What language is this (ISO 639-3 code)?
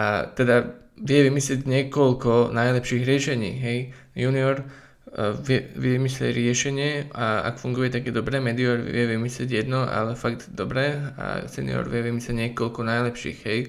slk